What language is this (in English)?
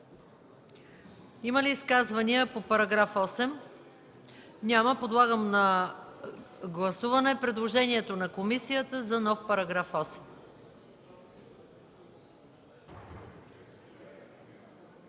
Bulgarian